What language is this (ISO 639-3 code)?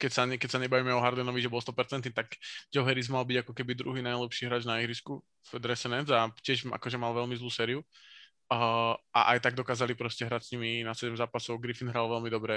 slk